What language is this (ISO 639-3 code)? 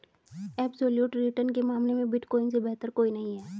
hin